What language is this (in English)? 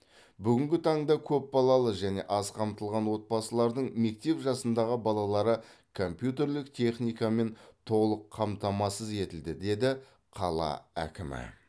Kazakh